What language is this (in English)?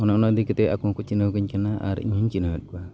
Santali